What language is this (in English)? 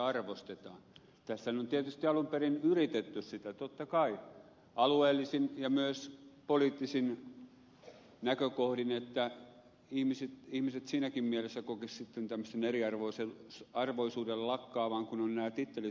Finnish